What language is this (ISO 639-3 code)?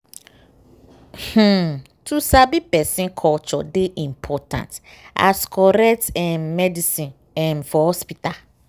pcm